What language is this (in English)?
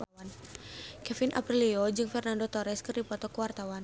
Sundanese